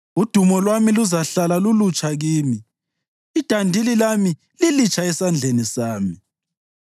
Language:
North Ndebele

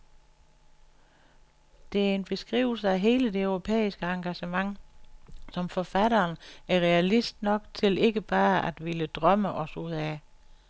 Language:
Danish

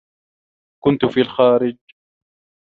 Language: Arabic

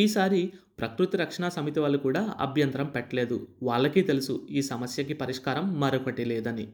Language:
Telugu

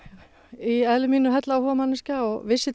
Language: Icelandic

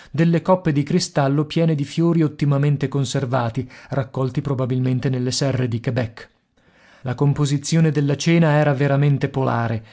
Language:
Italian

